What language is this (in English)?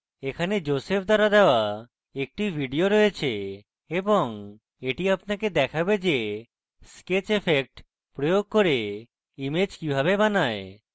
Bangla